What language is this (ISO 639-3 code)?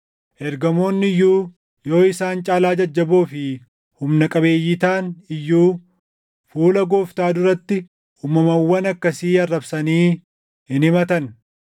orm